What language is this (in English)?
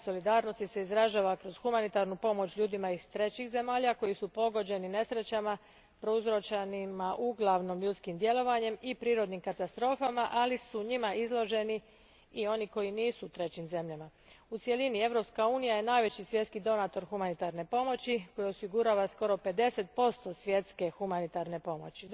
Croatian